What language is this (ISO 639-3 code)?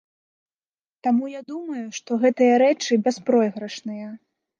bel